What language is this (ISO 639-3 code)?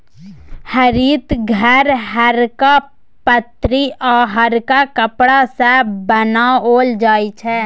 mai